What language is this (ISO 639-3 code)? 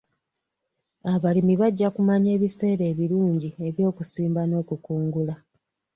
lug